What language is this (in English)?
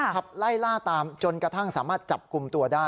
Thai